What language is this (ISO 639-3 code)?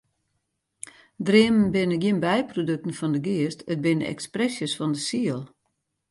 fry